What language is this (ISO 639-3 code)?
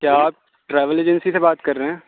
urd